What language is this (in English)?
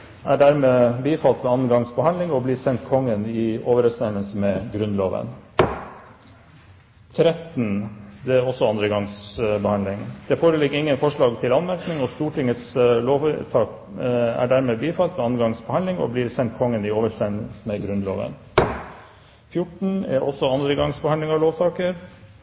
Norwegian Bokmål